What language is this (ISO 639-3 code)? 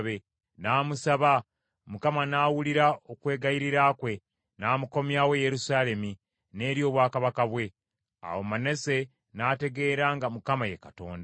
lug